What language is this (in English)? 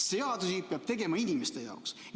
Estonian